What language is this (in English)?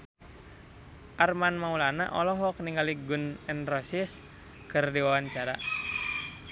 Sundanese